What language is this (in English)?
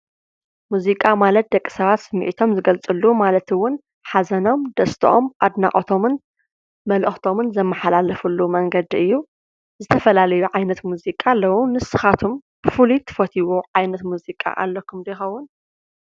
Tigrinya